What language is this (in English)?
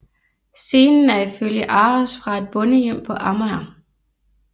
Danish